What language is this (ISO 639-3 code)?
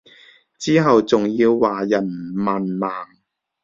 yue